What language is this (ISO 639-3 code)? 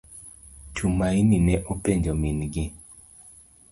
luo